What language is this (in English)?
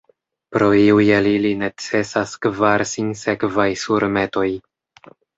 Esperanto